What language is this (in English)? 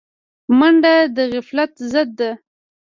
Pashto